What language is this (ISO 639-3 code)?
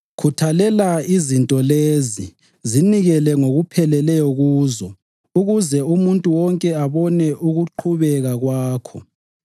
nde